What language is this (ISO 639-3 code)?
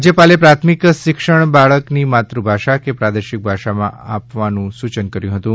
guj